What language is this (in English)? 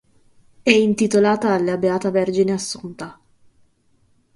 Italian